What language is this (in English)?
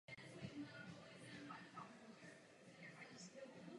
Czech